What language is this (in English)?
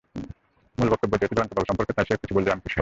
Bangla